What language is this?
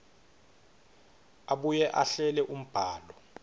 Swati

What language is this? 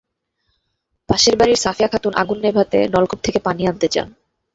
Bangla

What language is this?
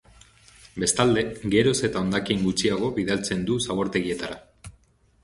Basque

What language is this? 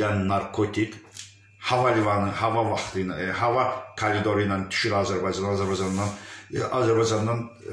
Turkish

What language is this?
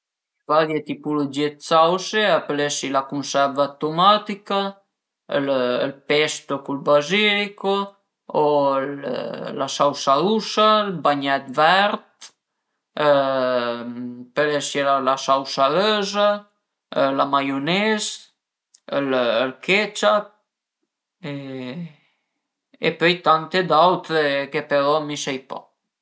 Piedmontese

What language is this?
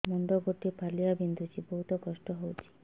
Odia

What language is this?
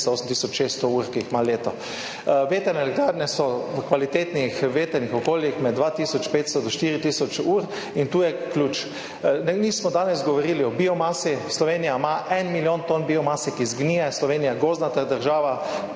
Slovenian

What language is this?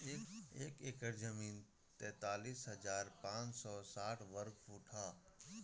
Bhojpuri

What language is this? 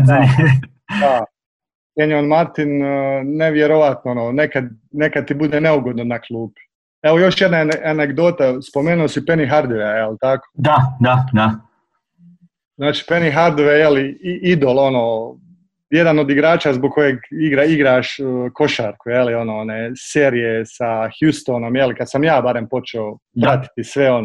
Croatian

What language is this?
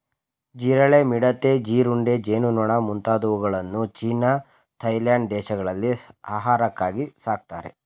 Kannada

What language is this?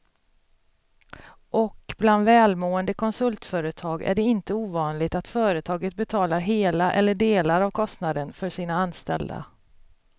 Swedish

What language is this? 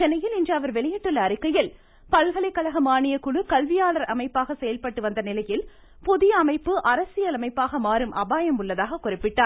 Tamil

